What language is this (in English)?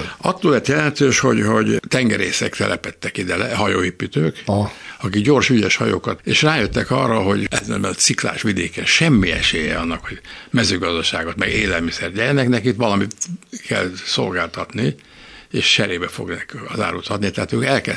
Hungarian